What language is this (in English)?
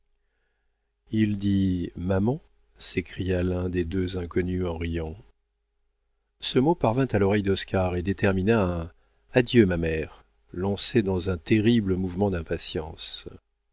French